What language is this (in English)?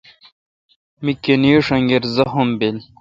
Kalkoti